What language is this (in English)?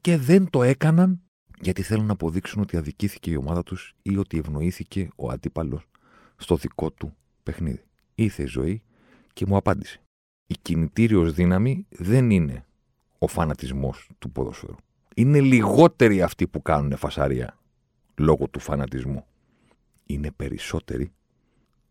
Greek